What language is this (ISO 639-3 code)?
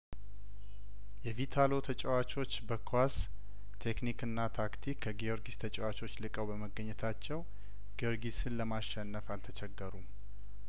amh